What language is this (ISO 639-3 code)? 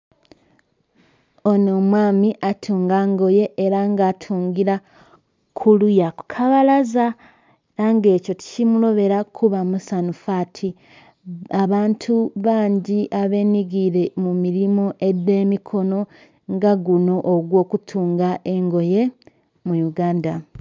xog